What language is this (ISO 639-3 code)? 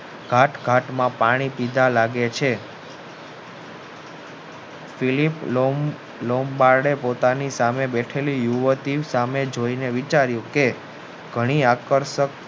guj